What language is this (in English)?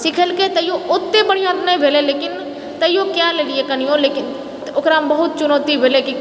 Maithili